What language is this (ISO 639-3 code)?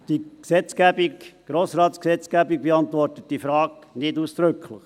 gsw